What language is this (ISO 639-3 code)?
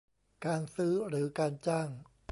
tha